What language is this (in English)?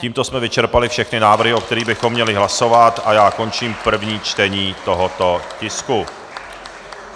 Czech